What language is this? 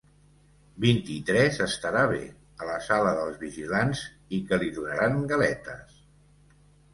Catalan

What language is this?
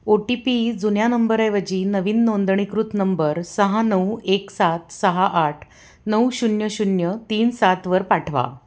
Marathi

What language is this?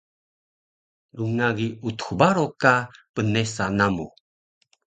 Taroko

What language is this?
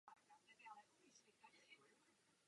Czech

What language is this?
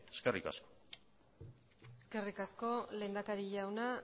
Basque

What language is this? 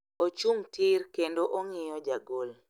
Luo (Kenya and Tanzania)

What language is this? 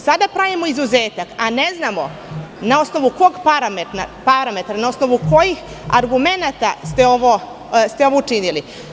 Serbian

